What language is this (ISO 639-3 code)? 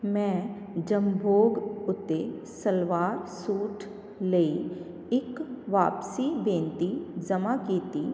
pan